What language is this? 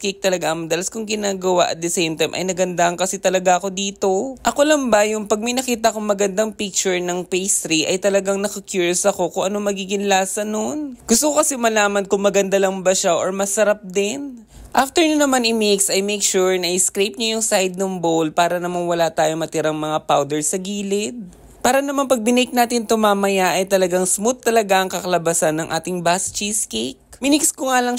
Filipino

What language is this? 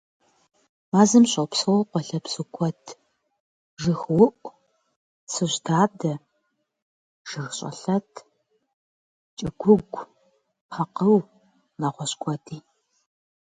Kabardian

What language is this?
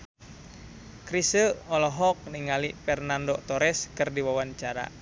Sundanese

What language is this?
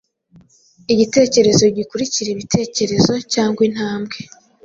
Kinyarwanda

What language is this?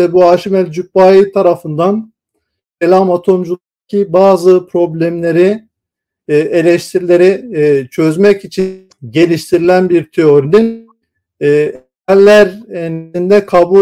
Turkish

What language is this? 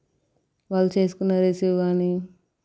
Telugu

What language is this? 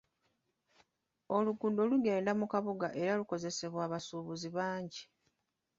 Ganda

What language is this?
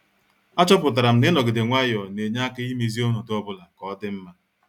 Igbo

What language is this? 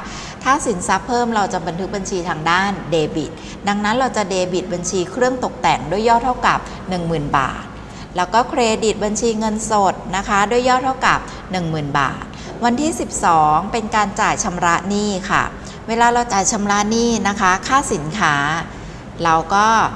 Thai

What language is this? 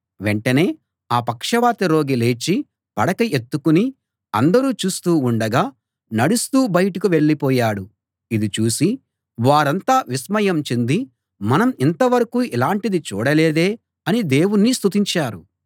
Telugu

